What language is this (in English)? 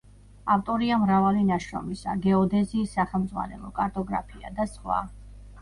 Georgian